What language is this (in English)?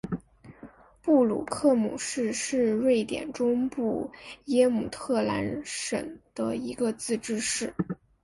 Chinese